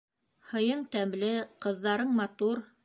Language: Bashkir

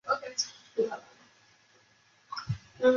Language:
Chinese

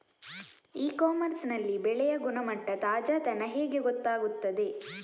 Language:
Kannada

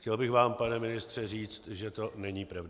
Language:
Czech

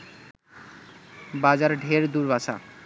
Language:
Bangla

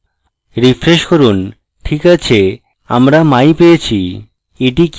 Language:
Bangla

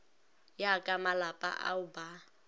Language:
Northern Sotho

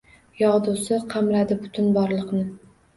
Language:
Uzbek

